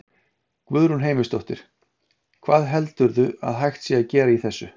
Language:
Icelandic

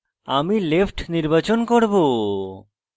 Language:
Bangla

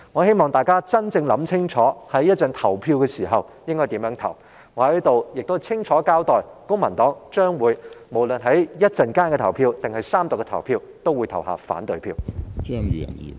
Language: Cantonese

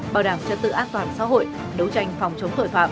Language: Vietnamese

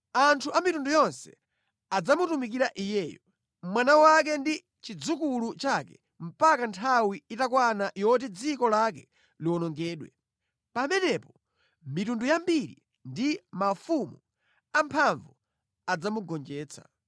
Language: Nyanja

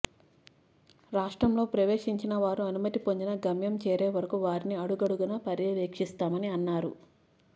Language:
Telugu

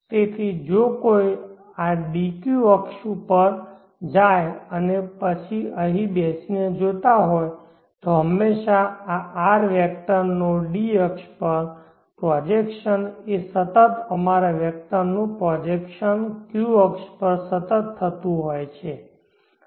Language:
Gujarati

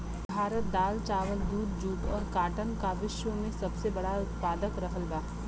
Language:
Bhojpuri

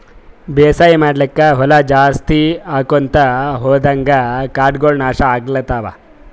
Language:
Kannada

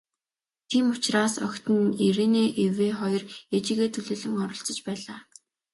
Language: Mongolian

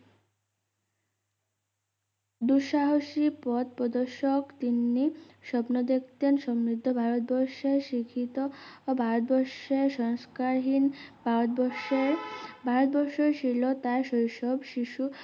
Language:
Bangla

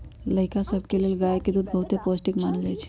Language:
Magahi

